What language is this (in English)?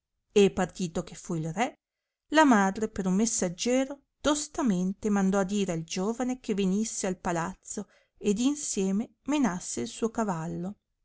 Italian